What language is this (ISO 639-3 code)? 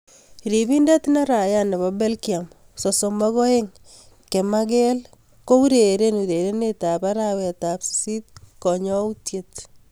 kln